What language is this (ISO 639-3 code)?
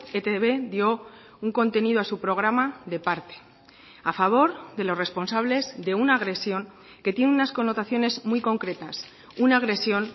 spa